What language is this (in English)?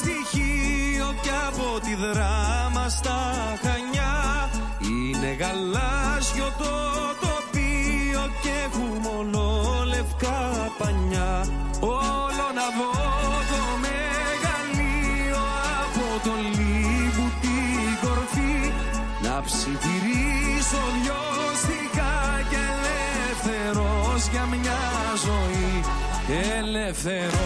Greek